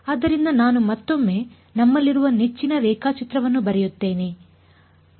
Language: Kannada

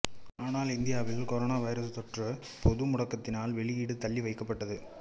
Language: Tamil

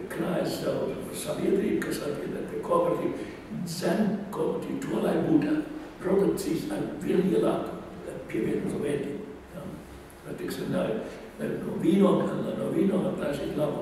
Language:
Greek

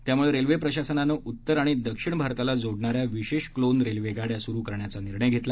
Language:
Marathi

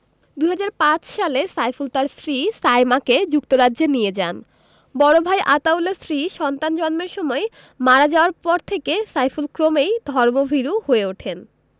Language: Bangla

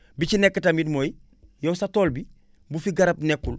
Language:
Wolof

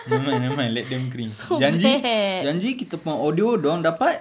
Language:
English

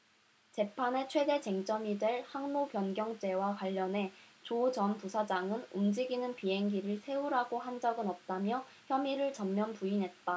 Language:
Korean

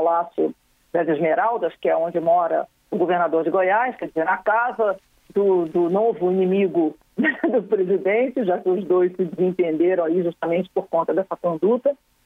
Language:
Portuguese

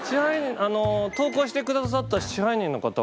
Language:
Japanese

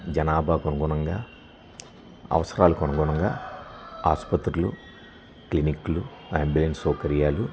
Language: Telugu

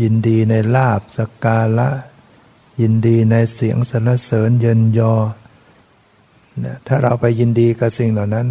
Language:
Thai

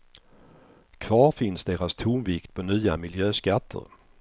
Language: Swedish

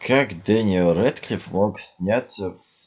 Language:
Russian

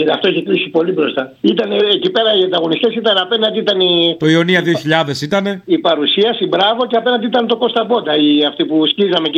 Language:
Greek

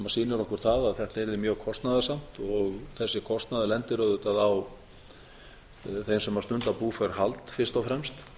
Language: Icelandic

